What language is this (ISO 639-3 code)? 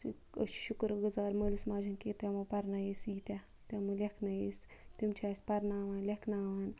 kas